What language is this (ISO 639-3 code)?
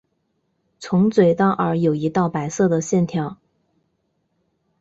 zho